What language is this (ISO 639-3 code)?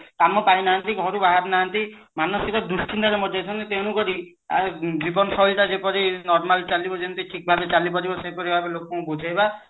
ori